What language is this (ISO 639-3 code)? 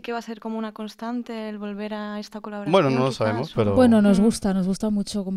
spa